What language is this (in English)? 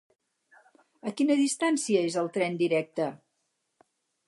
Catalan